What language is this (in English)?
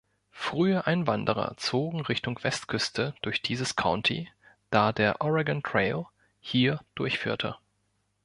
German